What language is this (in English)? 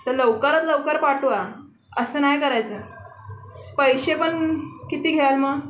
Marathi